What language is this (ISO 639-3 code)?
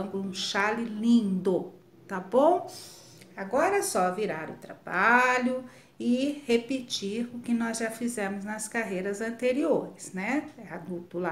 por